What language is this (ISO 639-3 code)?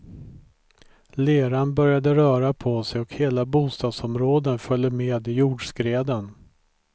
swe